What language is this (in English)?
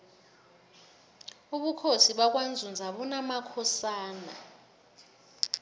South Ndebele